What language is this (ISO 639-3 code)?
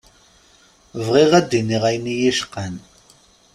kab